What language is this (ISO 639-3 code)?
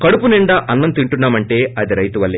tel